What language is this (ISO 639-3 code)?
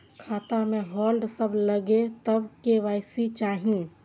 mai